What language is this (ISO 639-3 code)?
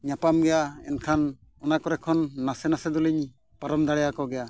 sat